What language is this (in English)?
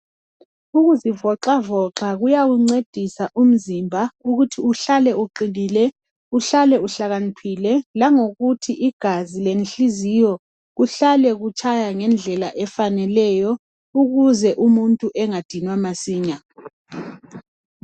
North Ndebele